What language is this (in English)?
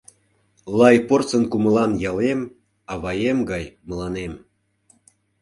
Mari